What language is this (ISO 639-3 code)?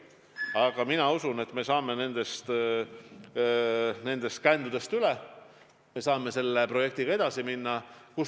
est